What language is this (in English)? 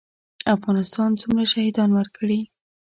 Pashto